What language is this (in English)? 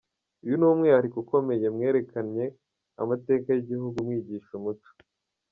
Kinyarwanda